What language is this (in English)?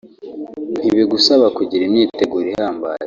Kinyarwanda